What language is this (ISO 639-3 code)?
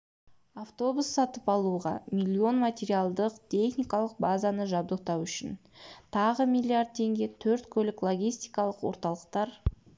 kaz